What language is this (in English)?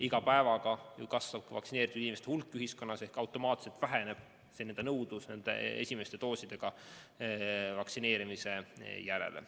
Estonian